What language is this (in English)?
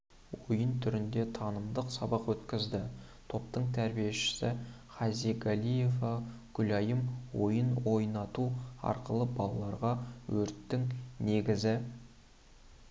Kazakh